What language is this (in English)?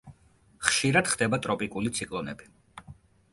Georgian